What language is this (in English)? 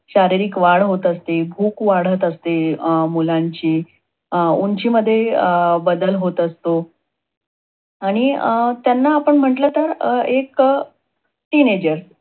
Marathi